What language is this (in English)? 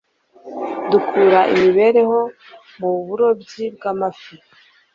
Kinyarwanda